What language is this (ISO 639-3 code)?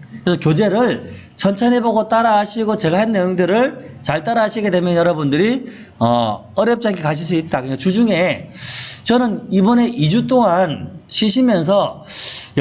kor